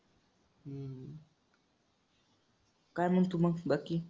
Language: Marathi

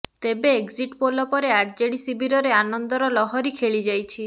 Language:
Odia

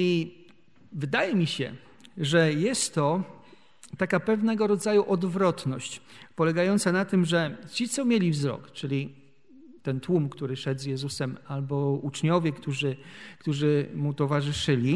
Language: Polish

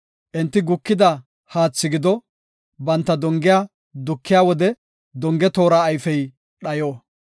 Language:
Gofa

